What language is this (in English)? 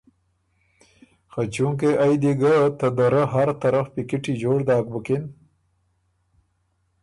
Ormuri